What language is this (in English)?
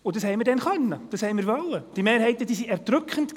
Swiss German